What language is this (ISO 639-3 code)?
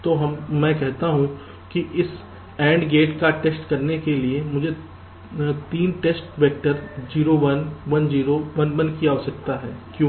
hin